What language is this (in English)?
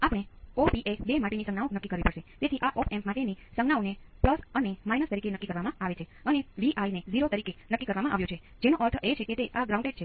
Gujarati